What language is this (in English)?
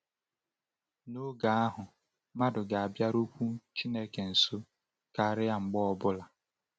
Igbo